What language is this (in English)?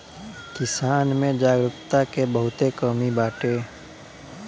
Bhojpuri